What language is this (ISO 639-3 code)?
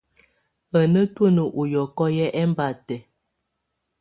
tvu